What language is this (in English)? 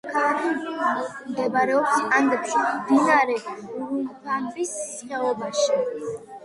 Georgian